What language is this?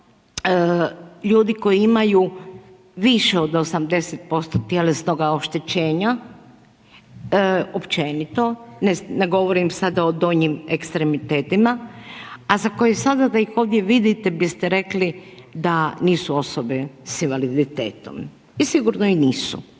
Croatian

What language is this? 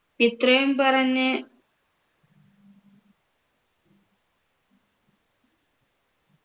Malayalam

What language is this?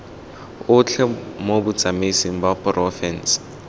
Tswana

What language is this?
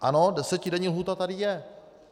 Czech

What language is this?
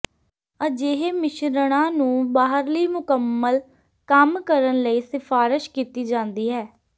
Punjabi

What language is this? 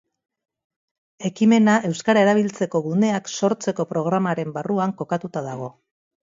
Basque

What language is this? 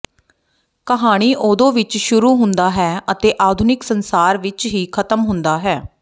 Punjabi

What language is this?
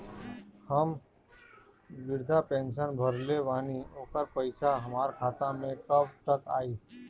Bhojpuri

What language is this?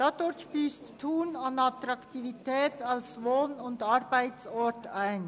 Swiss German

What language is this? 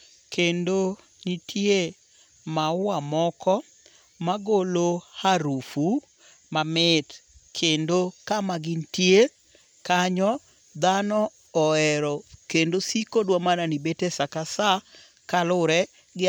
Luo (Kenya and Tanzania)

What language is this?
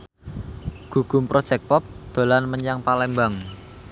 Javanese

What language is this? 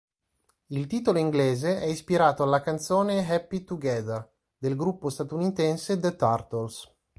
Italian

